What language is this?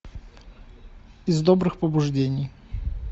Russian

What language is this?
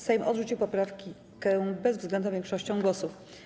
Polish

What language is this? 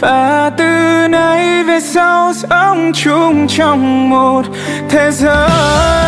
Vietnamese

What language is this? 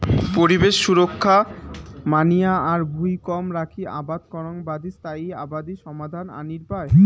Bangla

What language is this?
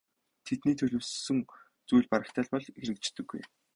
Mongolian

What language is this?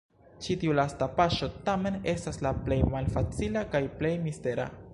Esperanto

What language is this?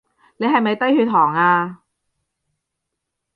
Cantonese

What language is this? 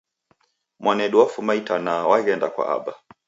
Taita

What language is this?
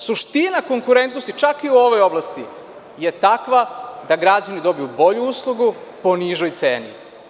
Serbian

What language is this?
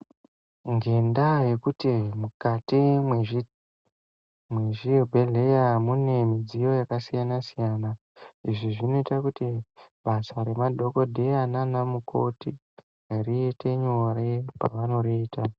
Ndau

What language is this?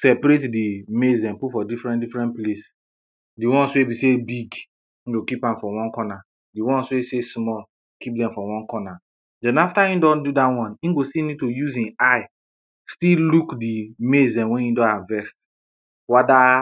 Nigerian Pidgin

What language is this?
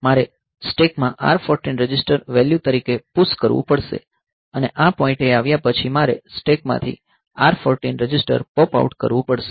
Gujarati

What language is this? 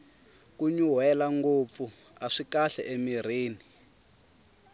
Tsonga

